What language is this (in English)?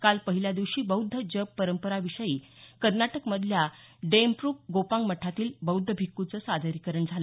Marathi